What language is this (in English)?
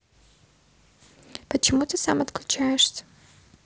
Russian